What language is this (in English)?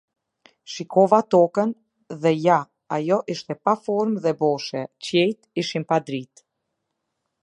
Albanian